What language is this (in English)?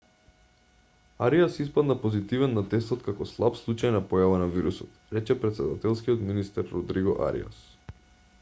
Macedonian